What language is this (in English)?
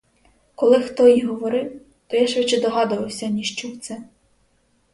Ukrainian